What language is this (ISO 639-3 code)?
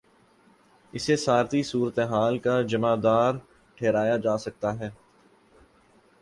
urd